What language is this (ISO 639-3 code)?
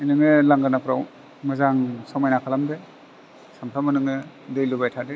brx